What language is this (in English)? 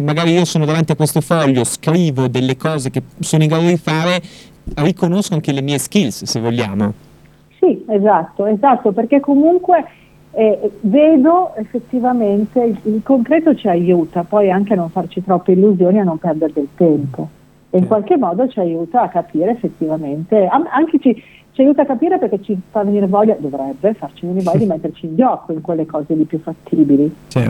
Italian